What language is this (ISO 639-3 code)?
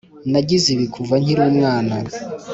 kin